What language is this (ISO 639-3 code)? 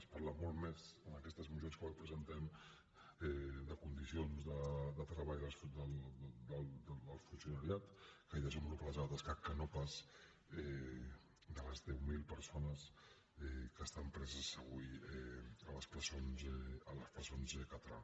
cat